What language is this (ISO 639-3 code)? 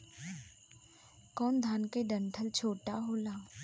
bho